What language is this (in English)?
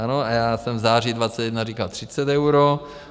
Czech